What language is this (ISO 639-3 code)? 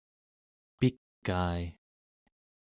esu